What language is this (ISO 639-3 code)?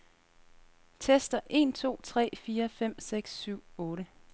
dan